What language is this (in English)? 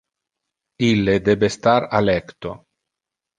Interlingua